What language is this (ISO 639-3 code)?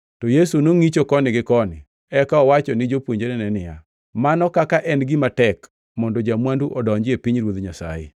luo